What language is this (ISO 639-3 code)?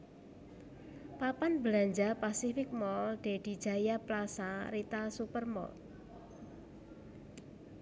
jav